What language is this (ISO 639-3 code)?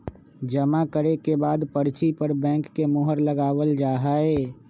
mag